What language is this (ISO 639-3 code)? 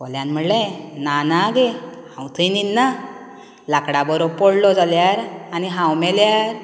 kok